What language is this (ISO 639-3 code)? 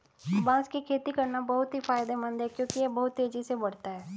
hin